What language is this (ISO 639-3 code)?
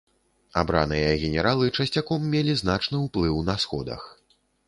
bel